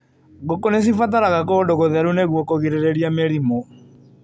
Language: Kikuyu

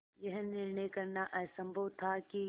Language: Hindi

